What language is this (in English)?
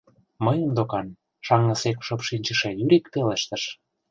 Mari